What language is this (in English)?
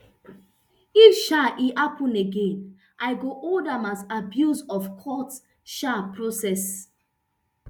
Nigerian Pidgin